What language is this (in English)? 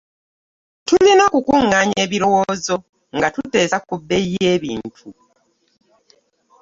Ganda